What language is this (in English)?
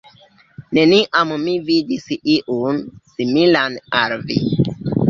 Esperanto